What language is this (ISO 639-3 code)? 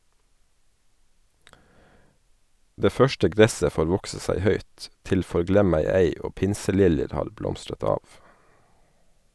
nor